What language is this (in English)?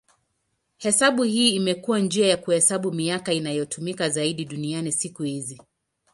Swahili